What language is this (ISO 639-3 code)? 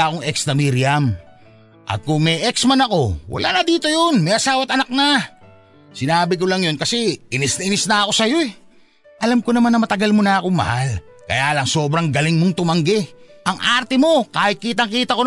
fil